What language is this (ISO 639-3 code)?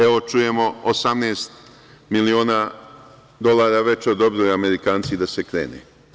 srp